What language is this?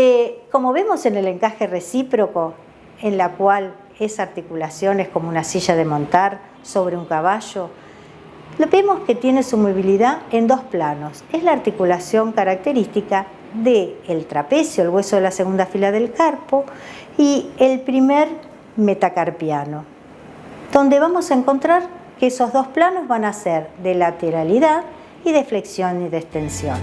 Spanish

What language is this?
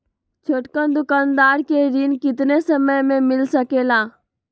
Magahi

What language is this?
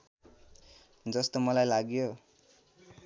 Nepali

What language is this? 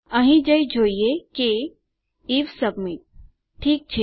Gujarati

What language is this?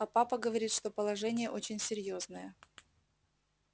Russian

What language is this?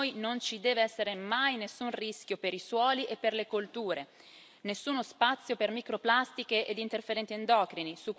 Italian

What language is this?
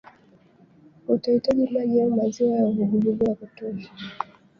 Swahili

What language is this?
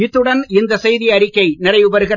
Tamil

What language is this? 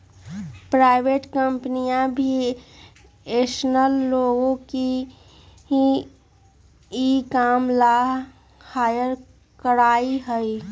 Magahi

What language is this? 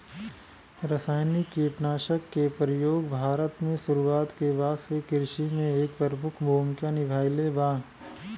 Bhojpuri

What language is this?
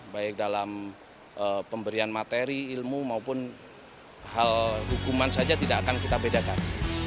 Indonesian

